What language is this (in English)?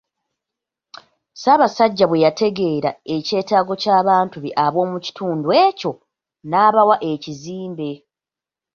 Ganda